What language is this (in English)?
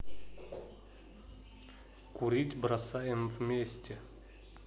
Russian